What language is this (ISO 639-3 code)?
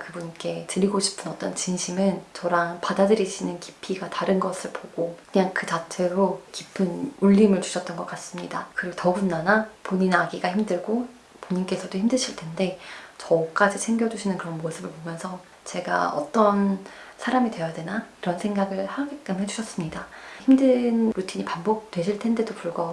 kor